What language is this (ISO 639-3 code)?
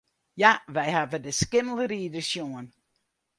fry